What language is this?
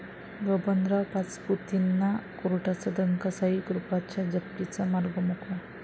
Marathi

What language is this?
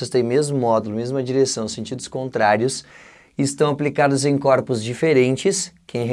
Portuguese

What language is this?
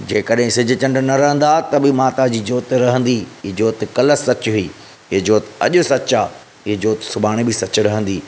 Sindhi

